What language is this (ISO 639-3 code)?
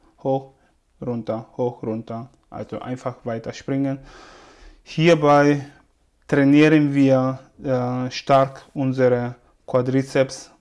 deu